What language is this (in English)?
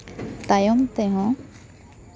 Santali